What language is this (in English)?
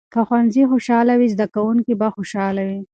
Pashto